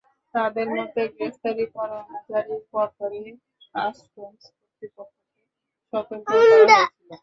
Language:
Bangla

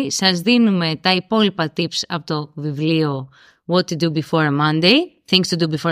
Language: Greek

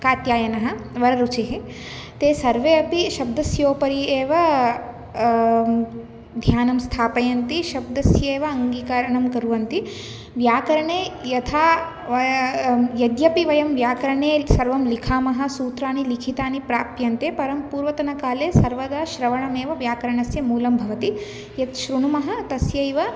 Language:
Sanskrit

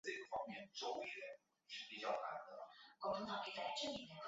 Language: Chinese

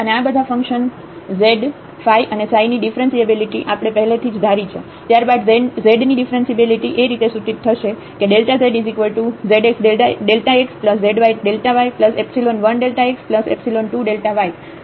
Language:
Gujarati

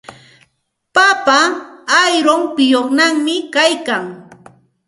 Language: Santa Ana de Tusi Pasco Quechua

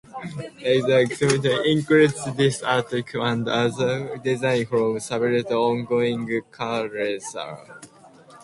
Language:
English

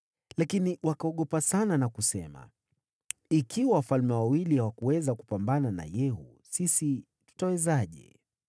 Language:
Swahili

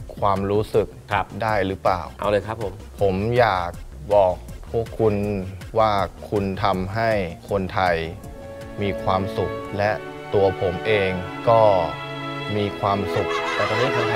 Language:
Thai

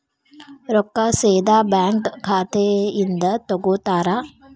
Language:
Kannada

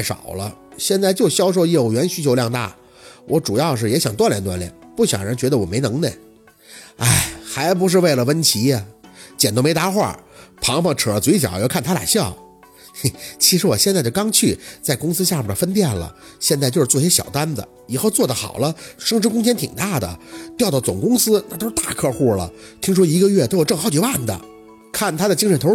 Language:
Chinese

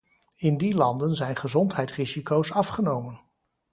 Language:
Dutch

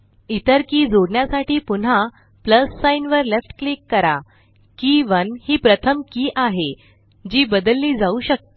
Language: Marathi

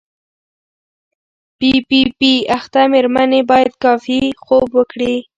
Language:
Pashto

